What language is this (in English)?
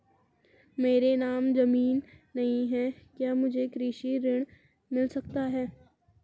Hindi